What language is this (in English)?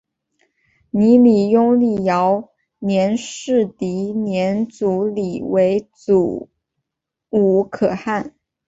Chinese